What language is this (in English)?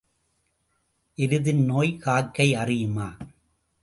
Tamil